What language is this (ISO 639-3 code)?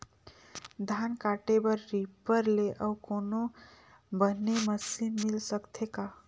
hne